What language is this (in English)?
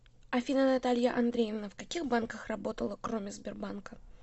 Russian